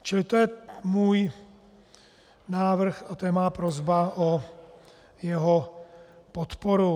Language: Czech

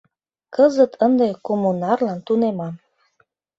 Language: Mari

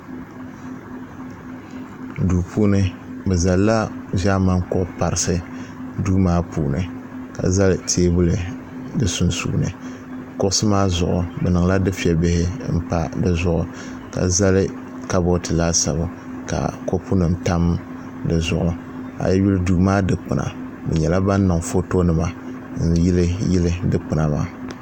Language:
Dagbani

